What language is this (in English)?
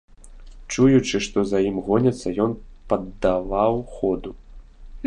Belarusian